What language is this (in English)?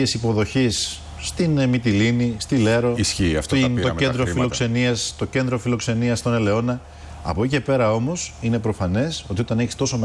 Greek